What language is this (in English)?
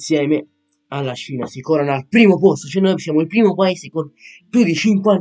Italian